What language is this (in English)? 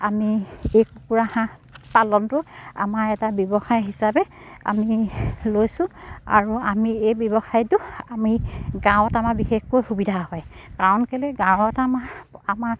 Assamese